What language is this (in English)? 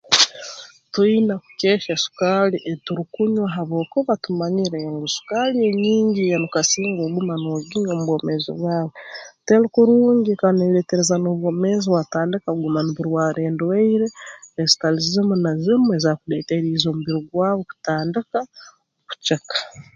Tooro